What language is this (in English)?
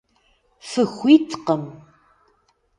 Kabardian